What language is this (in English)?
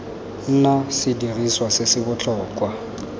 Tswana